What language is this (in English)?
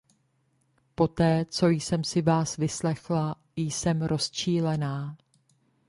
Czech